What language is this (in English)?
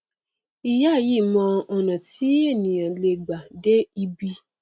Yoruba